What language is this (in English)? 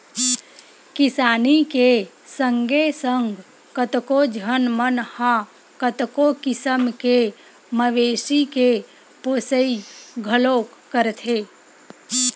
Chhattisgarhi